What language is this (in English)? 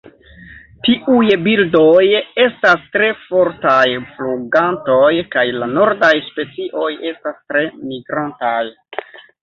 Esperanto